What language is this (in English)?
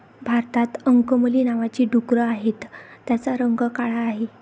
Marathi